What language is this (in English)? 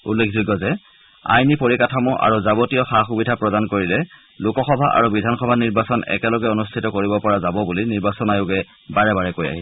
Assamese